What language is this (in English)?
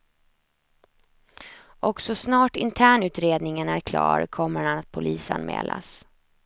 Swedish